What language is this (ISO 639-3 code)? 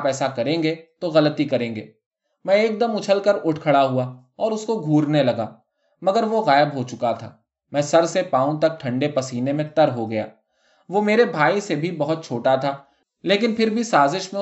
urd